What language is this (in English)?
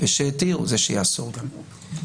Hebrew